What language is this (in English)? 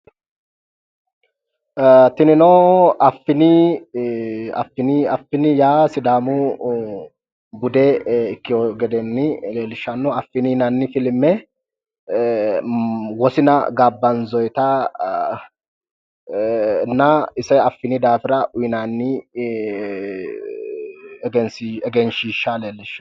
Sidamo